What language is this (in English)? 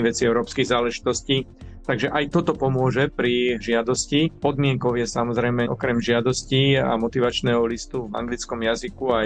Slovak